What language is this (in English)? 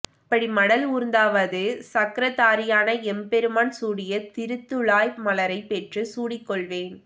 Tamil